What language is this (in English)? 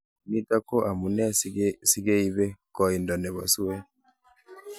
Kalenjin